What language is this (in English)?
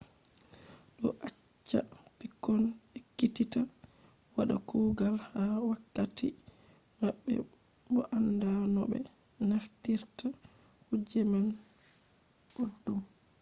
Fula